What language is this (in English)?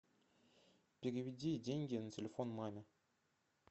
Russian